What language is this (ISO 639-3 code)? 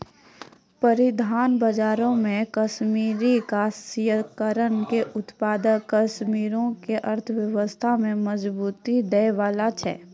mai